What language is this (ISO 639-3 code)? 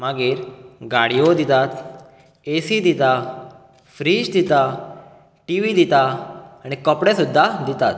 kok